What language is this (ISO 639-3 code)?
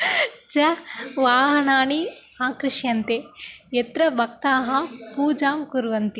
san